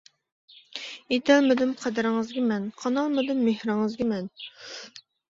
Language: Uyghur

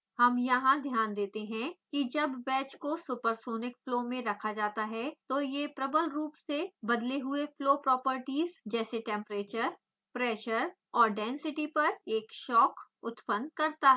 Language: Hindi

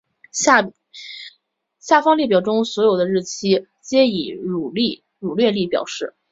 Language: Chinese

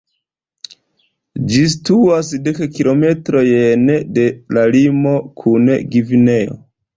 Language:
Esperanto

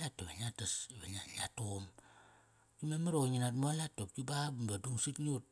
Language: Kairak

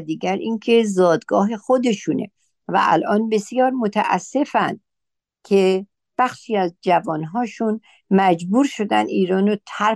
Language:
Persian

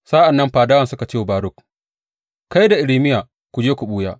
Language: Hausa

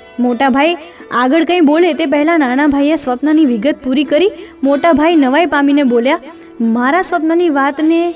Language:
Gujarati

